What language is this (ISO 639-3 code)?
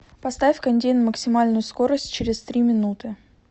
rus